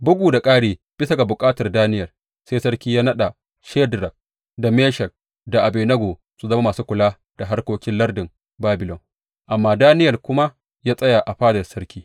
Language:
Hausa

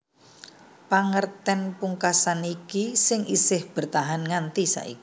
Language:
Javanese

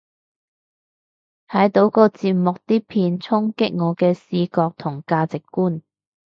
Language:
Cantonese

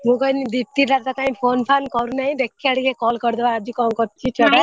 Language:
Odia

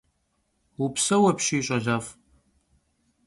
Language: Kabardian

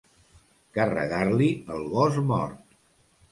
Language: Catalan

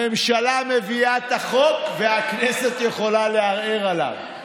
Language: Hebrew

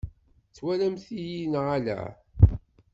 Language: Kabyle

